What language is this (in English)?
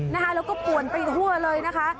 Thai